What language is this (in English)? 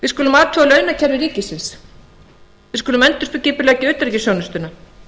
Icelandic